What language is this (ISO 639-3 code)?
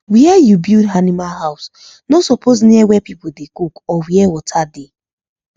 pcm